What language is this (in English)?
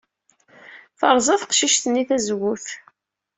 Kabyle